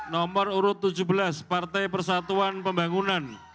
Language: Indonesian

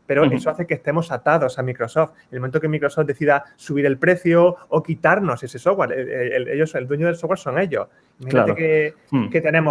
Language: Spanish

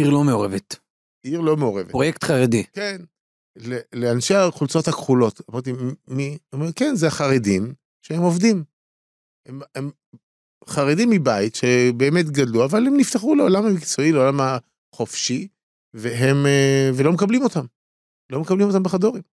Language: Hebrew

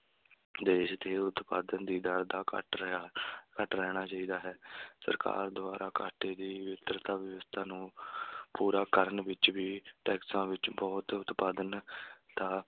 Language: Punjabi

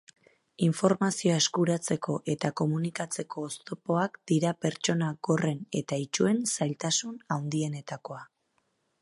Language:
Basque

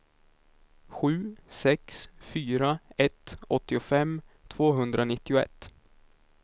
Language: Swedish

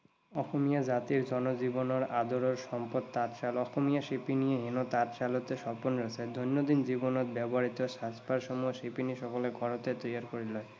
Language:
Assamese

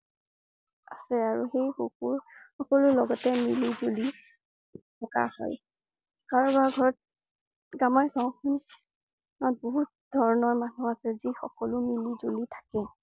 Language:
Assamese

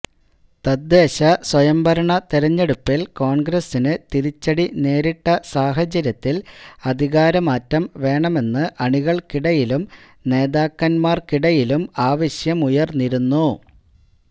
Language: Malayalam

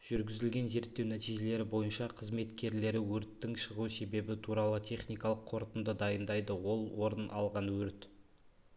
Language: Kazakh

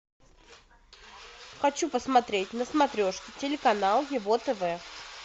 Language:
Russian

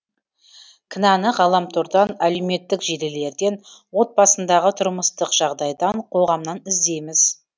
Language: Kazakh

